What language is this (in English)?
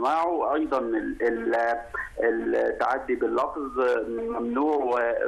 Arabic